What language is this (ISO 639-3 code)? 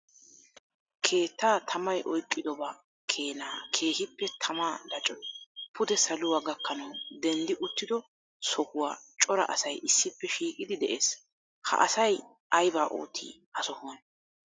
wal